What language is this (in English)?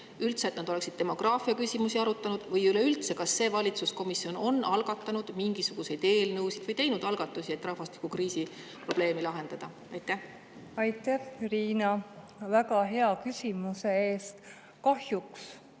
Estonian